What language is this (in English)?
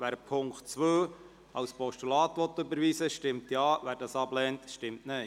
Swiss German